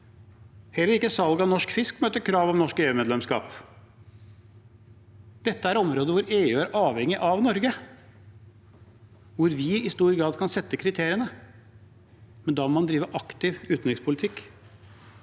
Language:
Norwegian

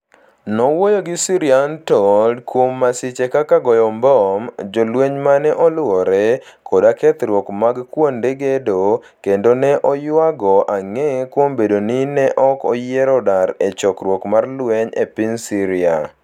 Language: Luo (Kenya and Tanzania)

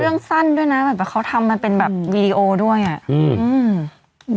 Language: Thai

